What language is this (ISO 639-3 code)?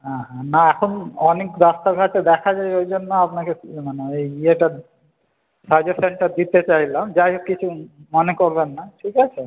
ben